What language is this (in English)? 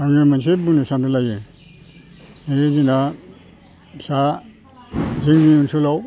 Bodo